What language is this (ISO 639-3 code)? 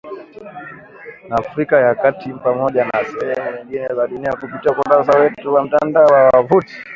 swa